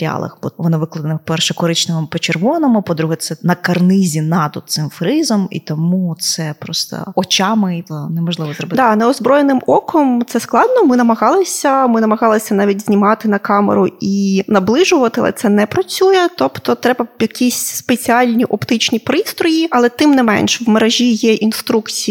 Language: Ukrainian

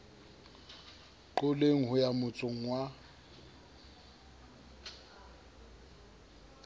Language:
Southern Sotho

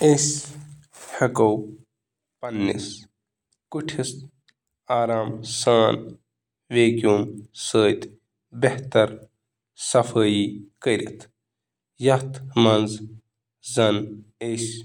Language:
Kashmiri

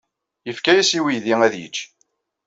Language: Kabyle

